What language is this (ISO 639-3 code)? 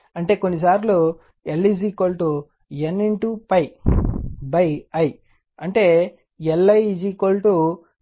tel